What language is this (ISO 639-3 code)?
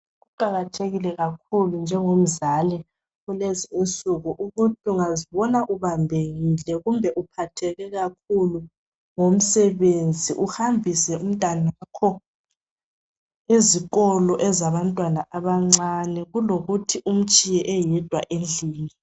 nde